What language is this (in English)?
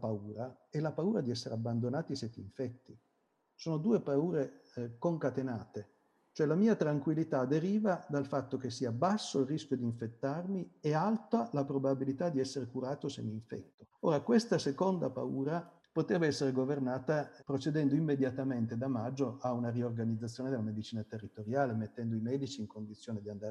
Italian